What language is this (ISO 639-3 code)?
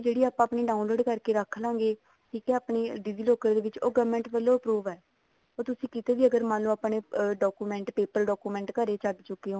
pan